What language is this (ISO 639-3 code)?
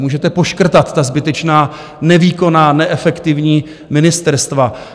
ces